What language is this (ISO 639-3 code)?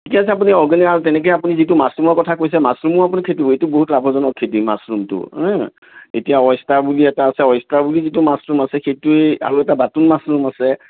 asm